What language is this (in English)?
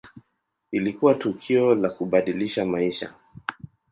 Swahili